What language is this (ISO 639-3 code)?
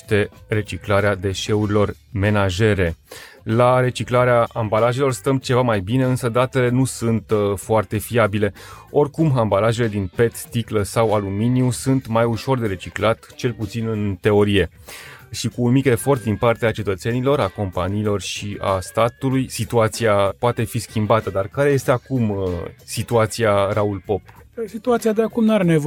ron